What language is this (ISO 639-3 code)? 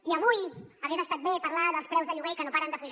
cat